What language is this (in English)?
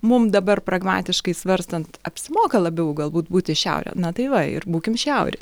Lithuanian